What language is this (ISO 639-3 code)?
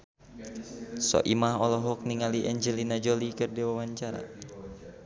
sun